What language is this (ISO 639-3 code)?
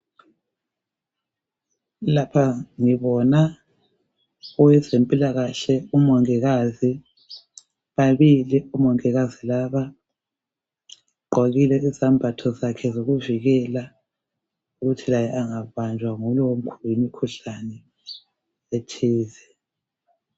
nde